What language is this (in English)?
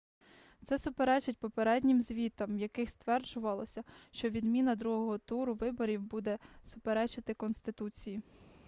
Ukrainian